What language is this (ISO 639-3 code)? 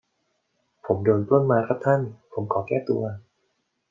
tha